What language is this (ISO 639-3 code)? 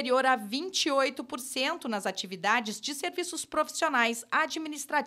por